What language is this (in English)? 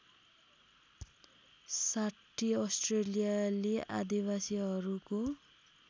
Nepali